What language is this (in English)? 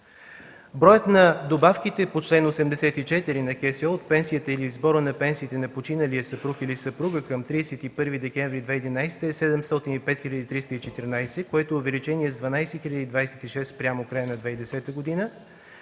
Bulgarian